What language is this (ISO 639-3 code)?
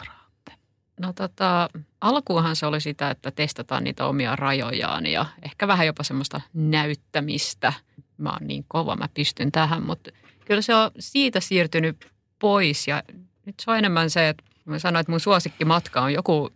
fin